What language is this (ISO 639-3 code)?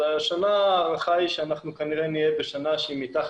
heb